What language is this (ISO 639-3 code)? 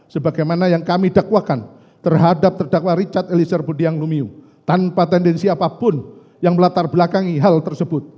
ind